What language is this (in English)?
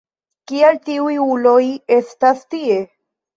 Esperanto